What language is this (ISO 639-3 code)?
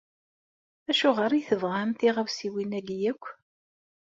kab